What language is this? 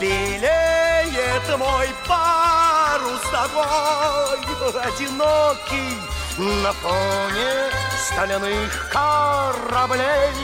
Russian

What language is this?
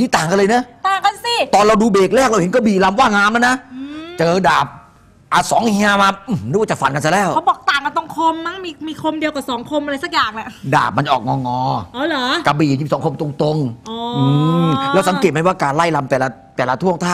Thai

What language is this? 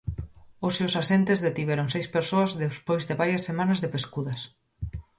Galician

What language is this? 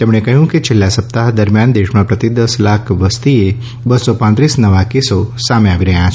Gujarati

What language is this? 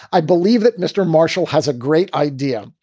English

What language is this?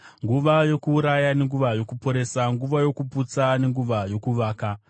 Shona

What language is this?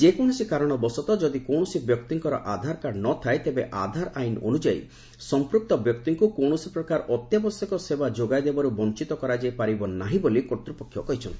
Odia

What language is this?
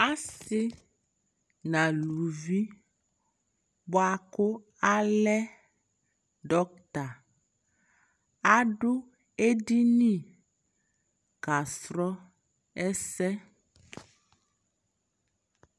Ikposo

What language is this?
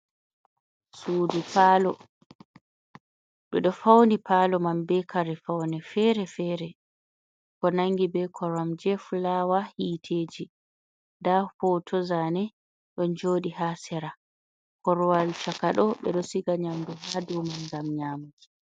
Fula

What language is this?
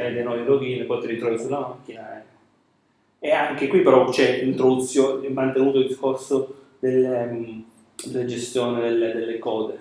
Italian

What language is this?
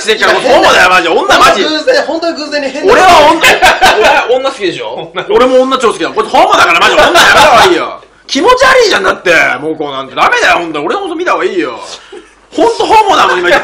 Japanese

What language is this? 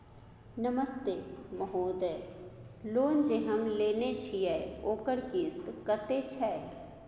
Maithili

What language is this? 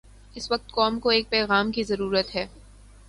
Urdu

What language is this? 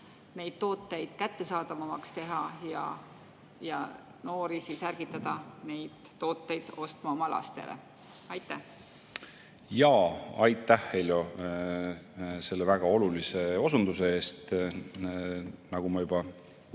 Estonian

